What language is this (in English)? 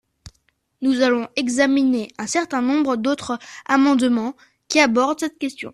French